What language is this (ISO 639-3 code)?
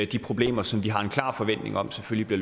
dan